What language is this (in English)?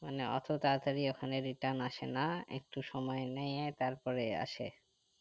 Bangla